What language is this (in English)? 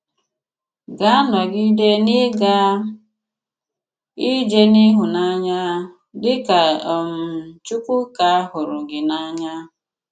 Igbo